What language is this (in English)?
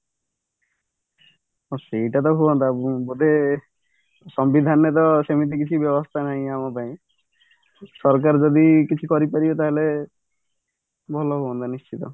Odia